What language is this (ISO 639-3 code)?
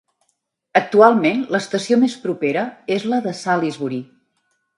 cat